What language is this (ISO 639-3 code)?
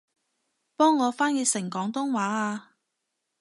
yue